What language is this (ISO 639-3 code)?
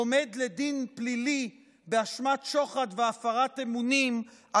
heb